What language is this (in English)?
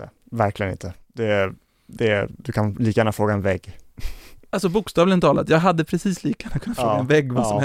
Swedish